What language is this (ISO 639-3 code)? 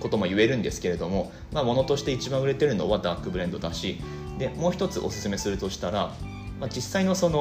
jpn